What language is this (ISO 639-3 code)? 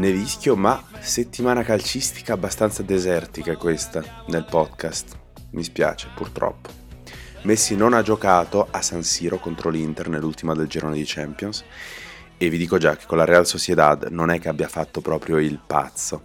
ita